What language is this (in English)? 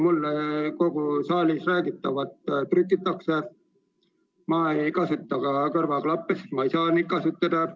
Estonian